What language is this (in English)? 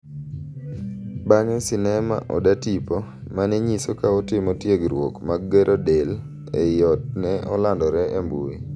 Luo (Kenya and Tanzania)